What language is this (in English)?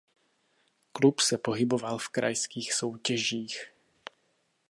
Czech